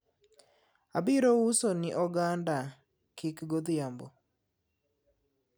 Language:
Luo (Kenya and Tanzania)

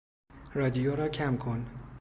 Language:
Persian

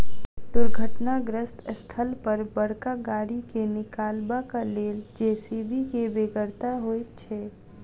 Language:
Maithili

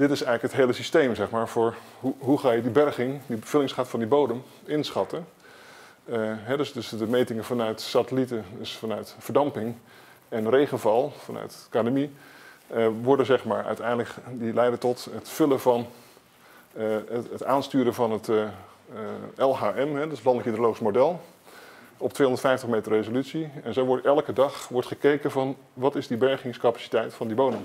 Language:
Dutch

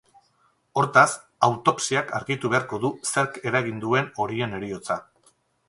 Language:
Basque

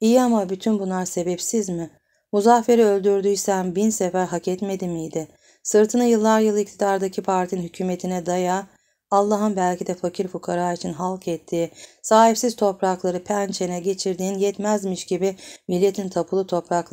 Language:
Turkish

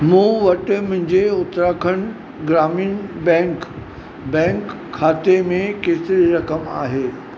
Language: Sindhi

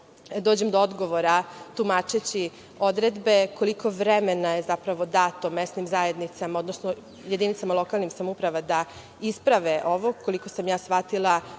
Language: Serbian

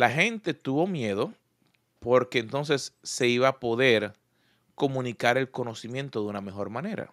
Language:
Spanish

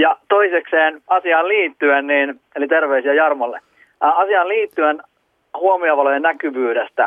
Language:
Finnish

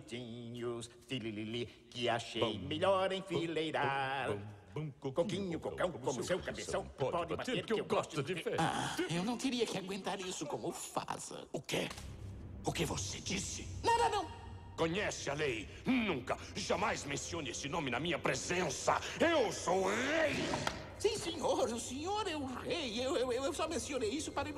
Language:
Portuguese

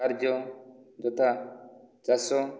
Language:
Odia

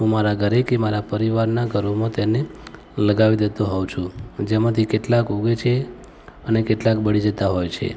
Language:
Gujarati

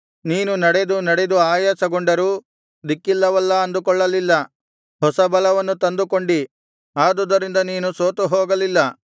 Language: Kannada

